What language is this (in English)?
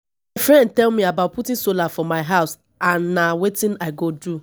Nigerian Pidgin